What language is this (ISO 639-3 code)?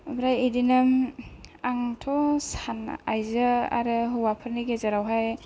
brx